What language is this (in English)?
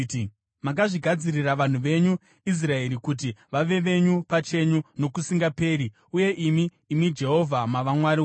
Shona